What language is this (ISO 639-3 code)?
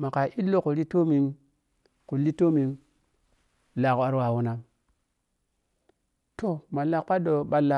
piy